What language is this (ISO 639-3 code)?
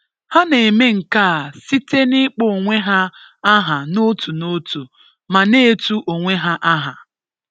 ibo